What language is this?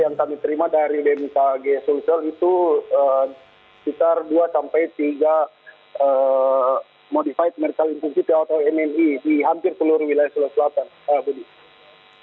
Indonesian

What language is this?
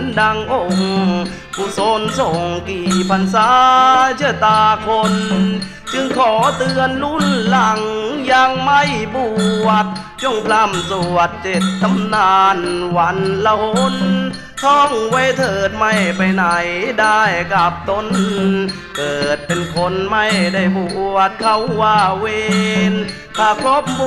Thai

